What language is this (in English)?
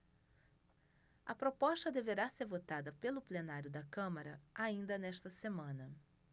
Portuguese